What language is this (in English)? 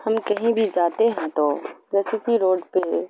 Urdu